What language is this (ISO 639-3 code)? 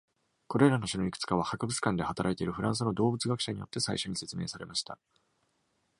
jpn